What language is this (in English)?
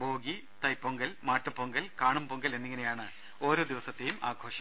Malayalam